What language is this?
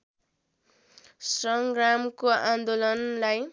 Nepali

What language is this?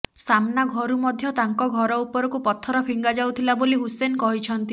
Odia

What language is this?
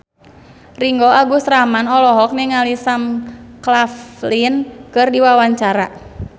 Sundanese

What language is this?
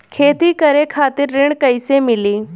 Bhojpuri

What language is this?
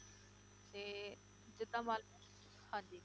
Punjabi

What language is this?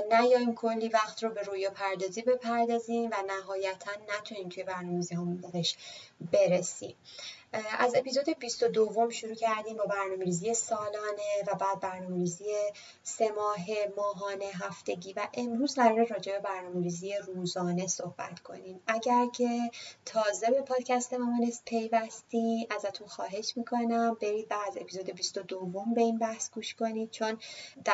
Persian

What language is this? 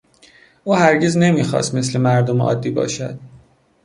Persian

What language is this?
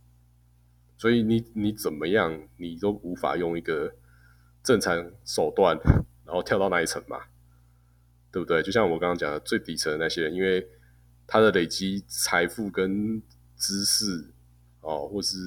Chinese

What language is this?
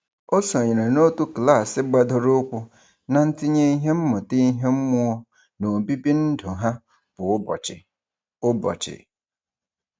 Igbo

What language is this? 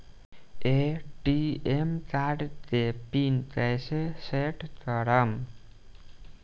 Bhojpuri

